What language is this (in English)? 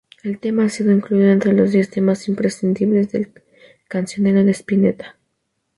Spanish